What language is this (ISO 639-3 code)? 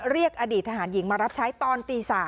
tha